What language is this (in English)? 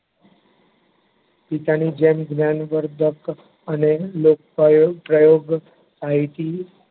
Gujarati